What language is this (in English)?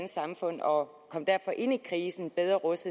Danish